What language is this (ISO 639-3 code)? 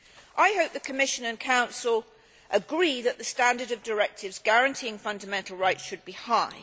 eng